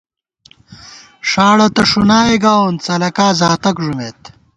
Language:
Gawar-Bati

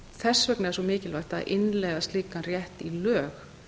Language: Icelandic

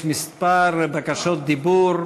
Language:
Hebrew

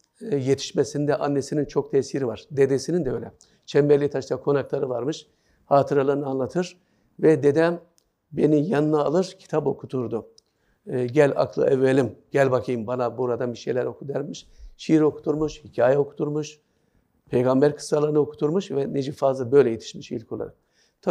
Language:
Turkish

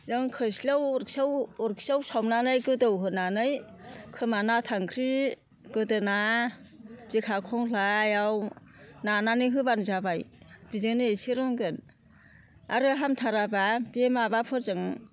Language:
Bodo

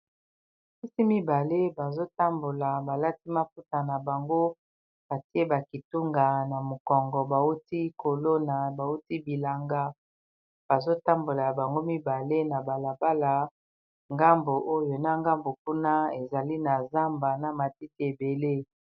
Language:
Lingala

